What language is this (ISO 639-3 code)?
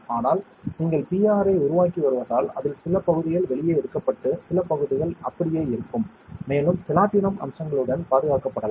tam